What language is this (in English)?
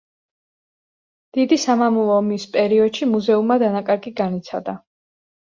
Georgian